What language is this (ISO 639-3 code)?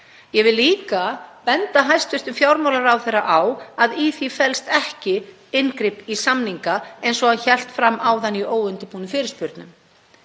isl